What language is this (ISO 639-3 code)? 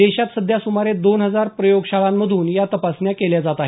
mar